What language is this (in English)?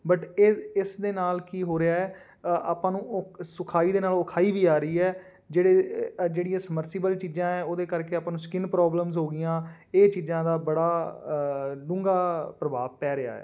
Punjabi